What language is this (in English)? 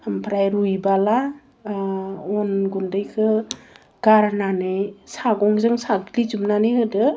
Bodo